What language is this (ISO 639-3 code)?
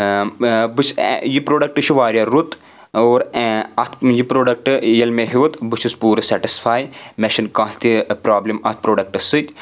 kas